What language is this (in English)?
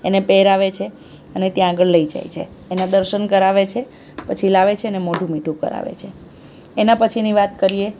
Gujarati